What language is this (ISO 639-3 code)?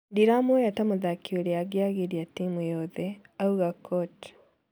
kik